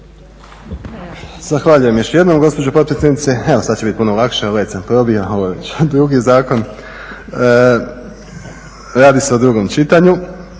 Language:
Croatian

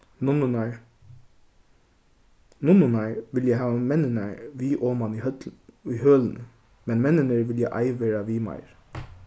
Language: Faroese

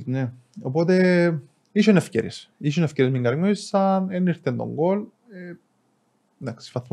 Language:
Greek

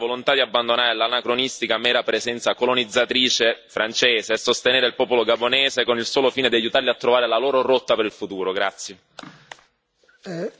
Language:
Italian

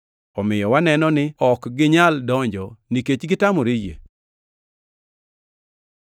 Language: Luo (Kenya and Tanzania)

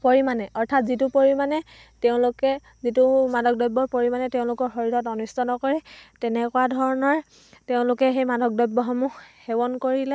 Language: Assamese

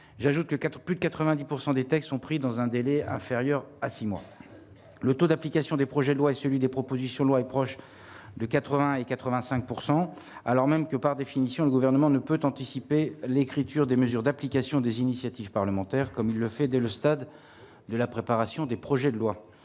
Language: French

